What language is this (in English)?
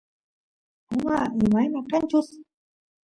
Santiago del Estero Quichua